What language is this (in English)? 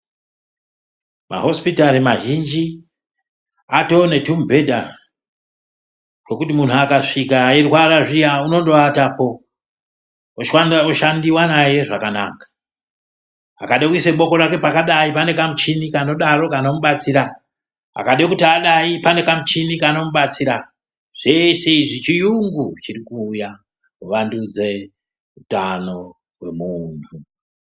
Ndau